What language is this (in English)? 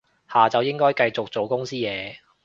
Cantonese